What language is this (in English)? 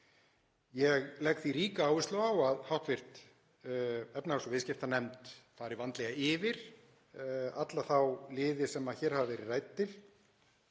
Icelandic